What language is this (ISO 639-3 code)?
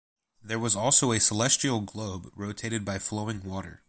eng